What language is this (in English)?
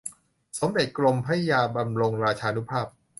Thai